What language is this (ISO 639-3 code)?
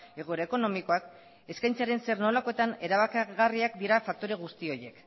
eus